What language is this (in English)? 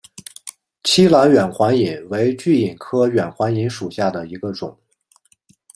Chinese